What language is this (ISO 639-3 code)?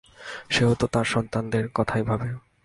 ben